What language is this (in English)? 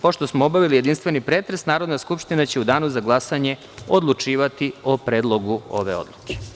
Serbian